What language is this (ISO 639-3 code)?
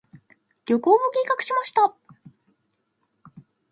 jpn